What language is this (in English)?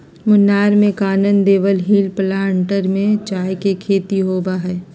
Magahi